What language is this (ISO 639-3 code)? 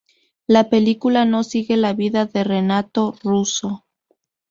spa